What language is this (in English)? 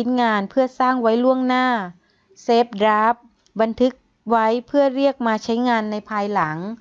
Thai